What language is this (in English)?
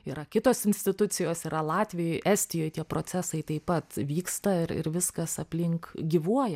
Lithuanian